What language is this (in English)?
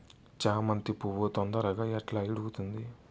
Telugu